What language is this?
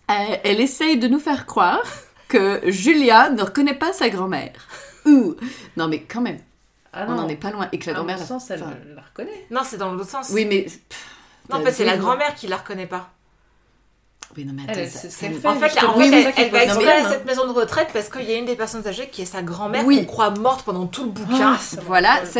French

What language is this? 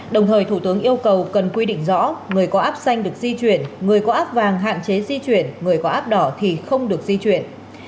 Vietnamese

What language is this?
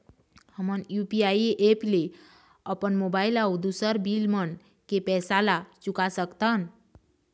Chhattisgarhi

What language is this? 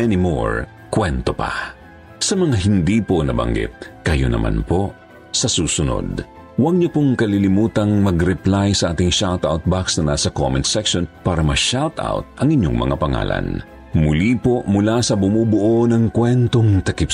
Filipino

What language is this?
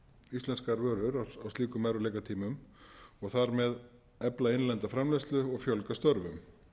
Icelandic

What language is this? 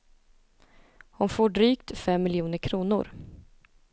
Swedish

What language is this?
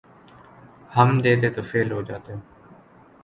Urdu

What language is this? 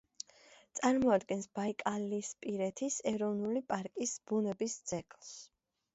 Georgian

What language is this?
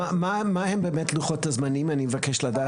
Hebrew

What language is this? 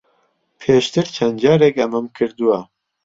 Central Kurdish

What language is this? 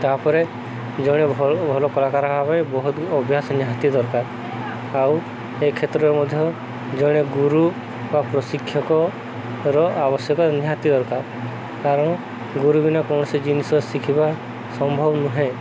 Odia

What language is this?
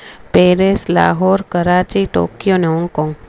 Sindhi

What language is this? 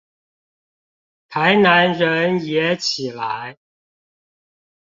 Chinese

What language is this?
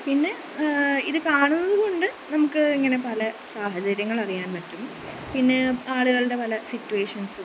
Malayalam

